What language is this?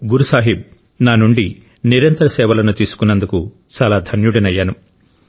Telugu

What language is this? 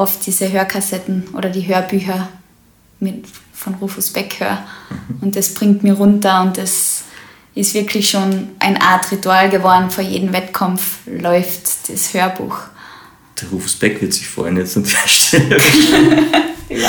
German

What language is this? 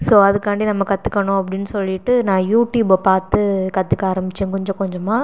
Tamil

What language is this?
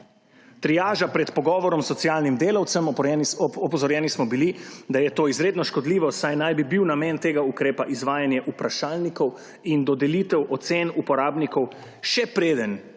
Slovenian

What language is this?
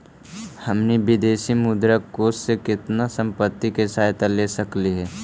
Magahi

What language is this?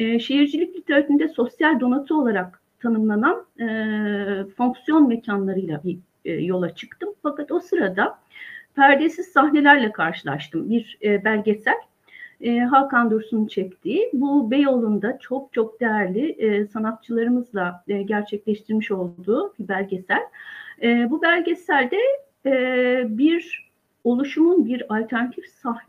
Turkish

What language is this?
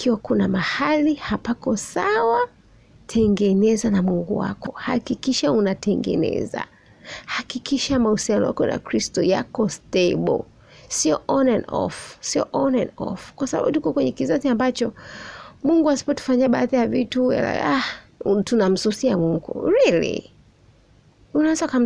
Swahili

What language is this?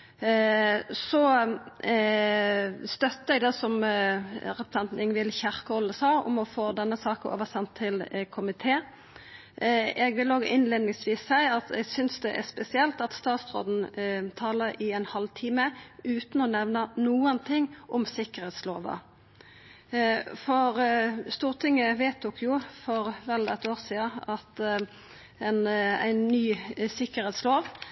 Norwegian Nynorsk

